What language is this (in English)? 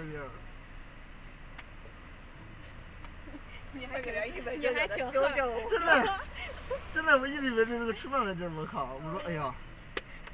Chinese